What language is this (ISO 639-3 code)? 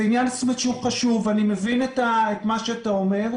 heb